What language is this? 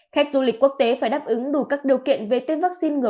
Vietnamese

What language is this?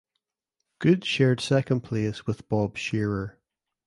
English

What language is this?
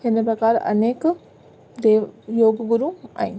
Sindhi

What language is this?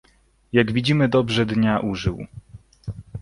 Polish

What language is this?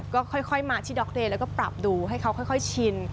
Thai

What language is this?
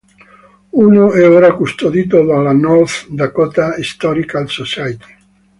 Italian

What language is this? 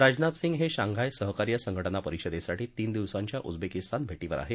Marathi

